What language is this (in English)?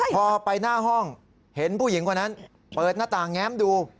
Thai